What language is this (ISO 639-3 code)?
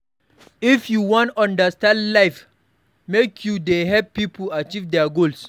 pcm